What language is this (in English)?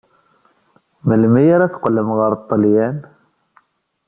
Kabyle